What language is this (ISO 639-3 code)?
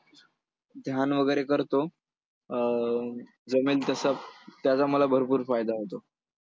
mar